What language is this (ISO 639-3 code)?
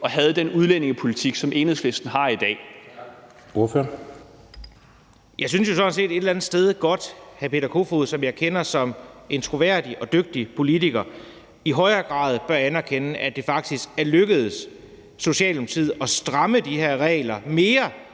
dan